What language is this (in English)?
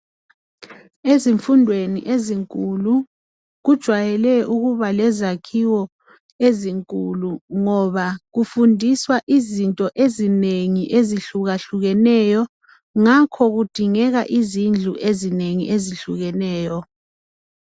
North Ndebele